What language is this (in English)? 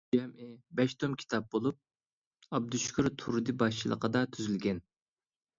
Uyghur